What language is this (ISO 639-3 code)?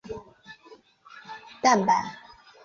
zho